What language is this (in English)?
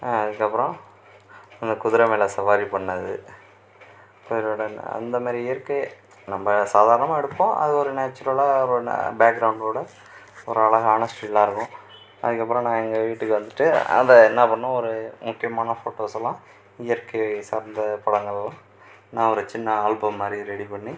Tamil